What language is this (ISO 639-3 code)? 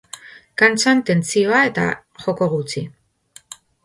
eus